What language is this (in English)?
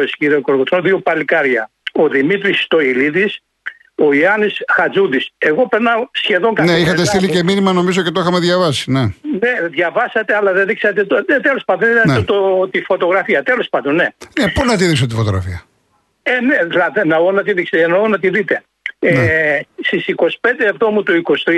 Greek